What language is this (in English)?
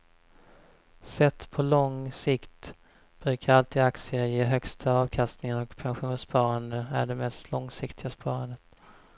Swedish